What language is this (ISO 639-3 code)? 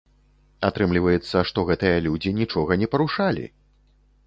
bel